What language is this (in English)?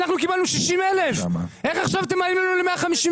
Hebrew